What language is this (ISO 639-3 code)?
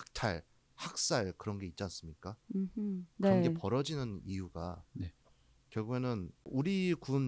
kor